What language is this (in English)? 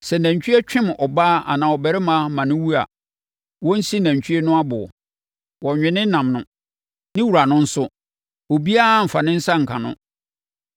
Akan